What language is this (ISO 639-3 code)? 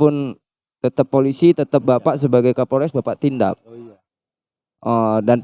ind